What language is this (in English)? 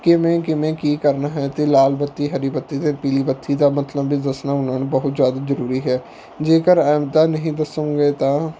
Punjabi